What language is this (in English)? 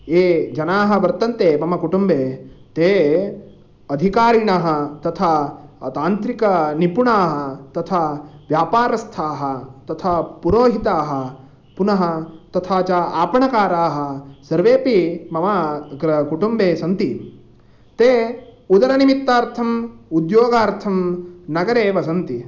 Sanskrit